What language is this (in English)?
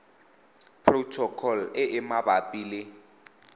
Tswana